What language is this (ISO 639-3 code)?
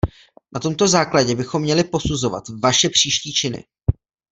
ces